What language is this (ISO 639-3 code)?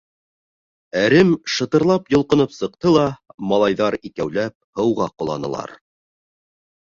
bak